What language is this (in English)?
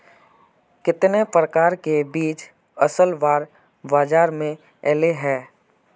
Magahi